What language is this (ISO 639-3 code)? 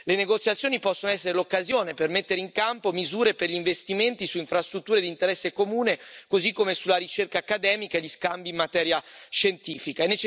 ita